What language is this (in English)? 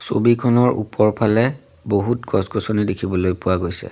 Assamese